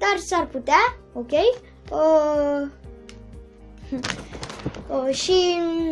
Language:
Romanian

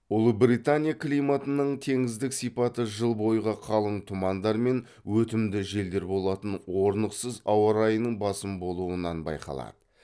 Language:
Kazakh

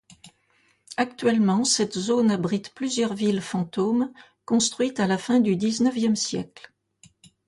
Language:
French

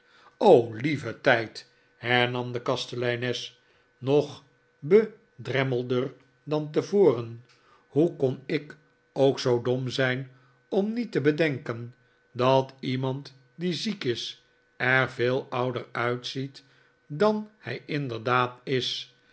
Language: Dutch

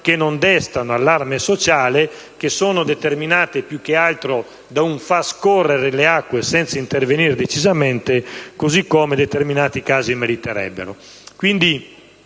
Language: Italian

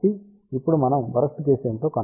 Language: Telugu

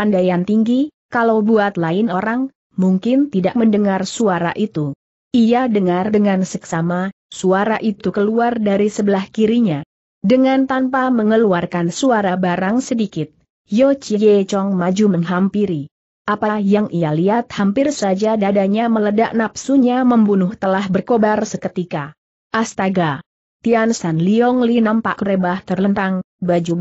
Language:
Indonesian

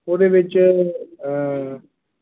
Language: Punjabi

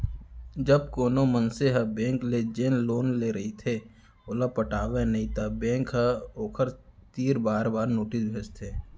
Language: Chhattisgarhi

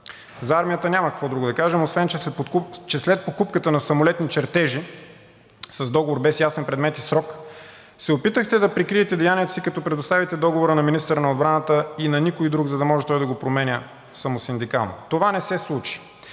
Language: Bulgarian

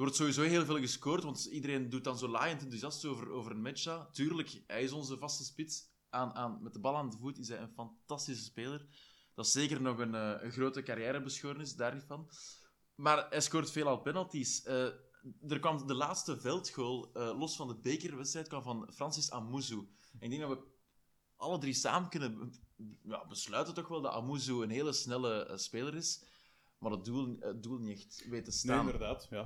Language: Dutch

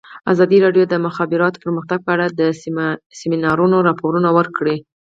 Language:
Pashto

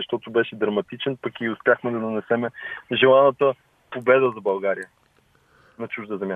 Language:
Bulgarian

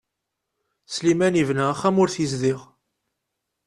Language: Kabyle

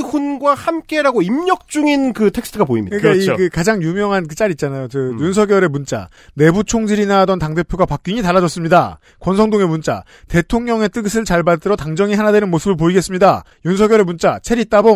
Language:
Korean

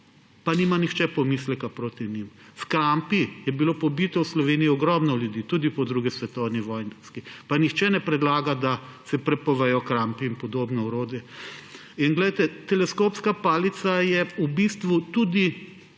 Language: Slovenian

